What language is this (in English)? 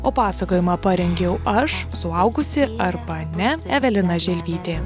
Lithuanian